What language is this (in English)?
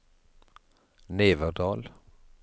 Norwegian